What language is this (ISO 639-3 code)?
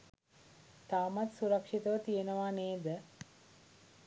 sin